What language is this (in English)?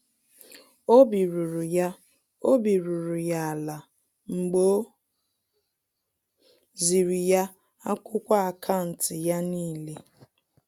Igbo